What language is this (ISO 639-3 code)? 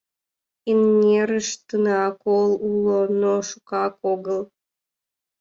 chm